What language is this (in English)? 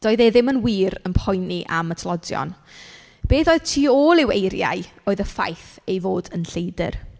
Welsh